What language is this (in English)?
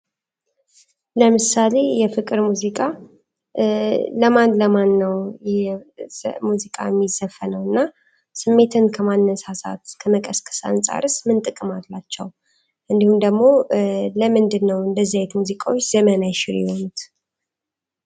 Amharic